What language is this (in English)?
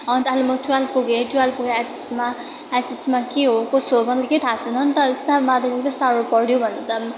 Nepali